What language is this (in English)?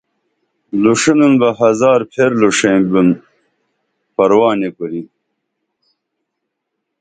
Dameli